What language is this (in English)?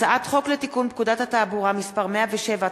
Hebrew